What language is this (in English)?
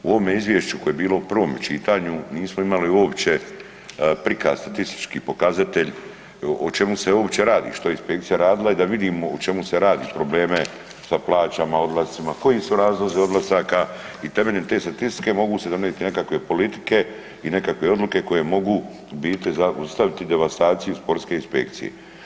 Croatian